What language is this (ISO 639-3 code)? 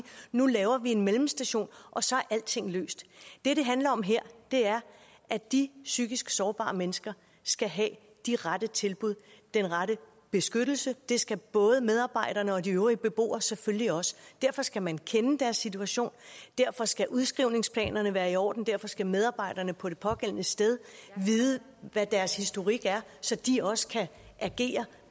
dan